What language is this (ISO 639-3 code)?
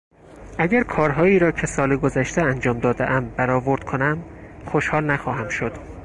fas